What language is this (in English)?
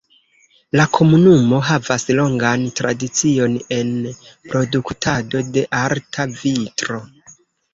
Esperanto